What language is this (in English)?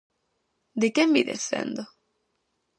Galician